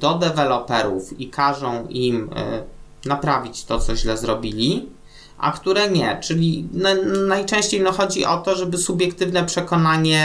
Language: Polish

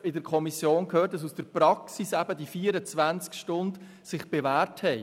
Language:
Swiss German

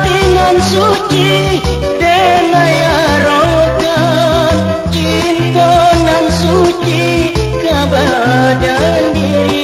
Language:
Indonesian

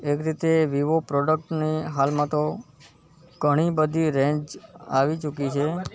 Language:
Gujarati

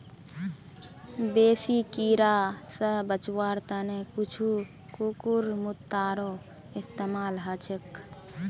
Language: Magahi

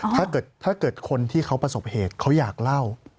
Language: Thai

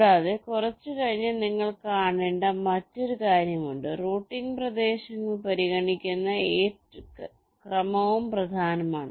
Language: Malayalam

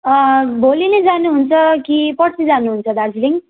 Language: Nepali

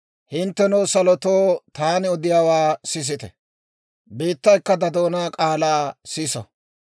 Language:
Dawro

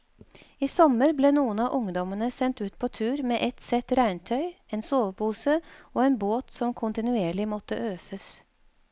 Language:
Norwegian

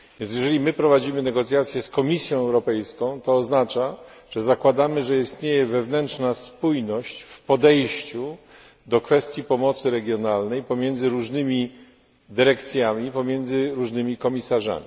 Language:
Polish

